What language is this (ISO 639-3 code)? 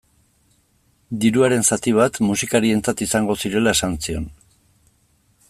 eus